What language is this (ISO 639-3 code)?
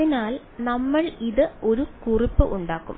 mal